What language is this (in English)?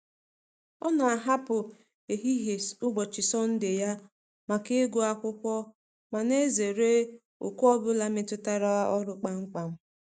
Igbo